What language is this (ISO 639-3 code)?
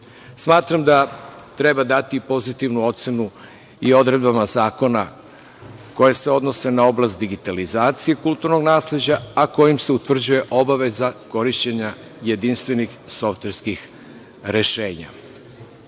srp